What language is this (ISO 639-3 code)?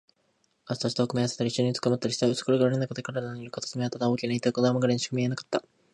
jpn